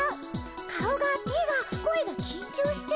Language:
Japanese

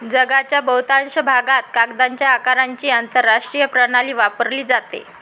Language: Marathi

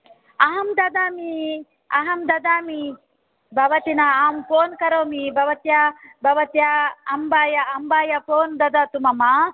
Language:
Sanskrit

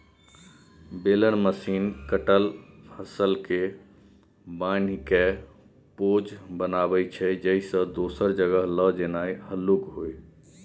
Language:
Maithili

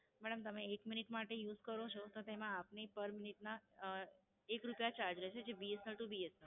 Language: Gujarati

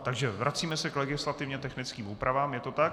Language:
Czech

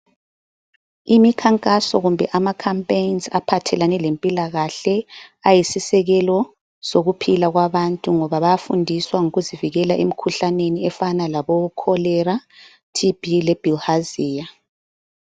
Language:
North Ndebele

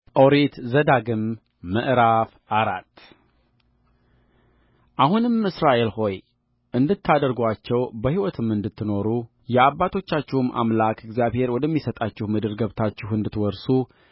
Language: Amharic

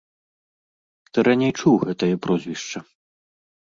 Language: Belarusian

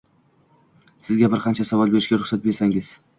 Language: Uzbek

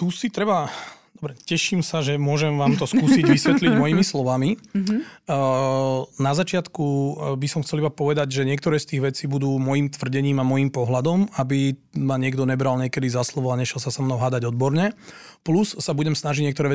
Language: Slovak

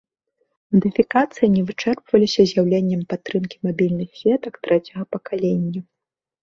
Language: Belarusian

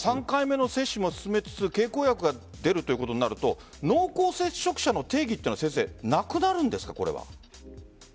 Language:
Japanese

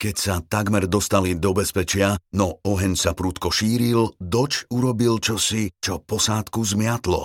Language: Slovak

